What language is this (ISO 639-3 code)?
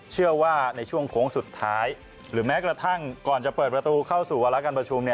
tha